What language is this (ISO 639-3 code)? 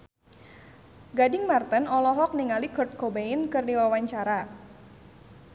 sun